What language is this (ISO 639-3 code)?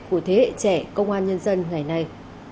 vie